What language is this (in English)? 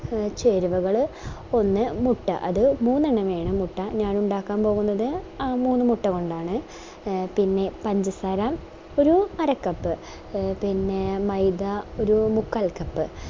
Malayalam